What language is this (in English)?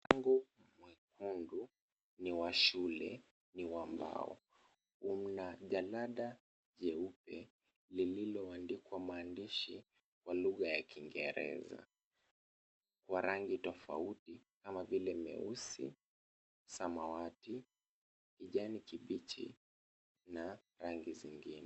Swahili